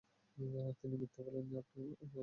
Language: Bangla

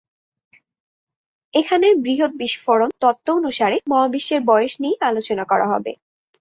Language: Bangla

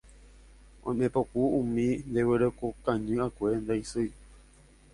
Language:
Guarani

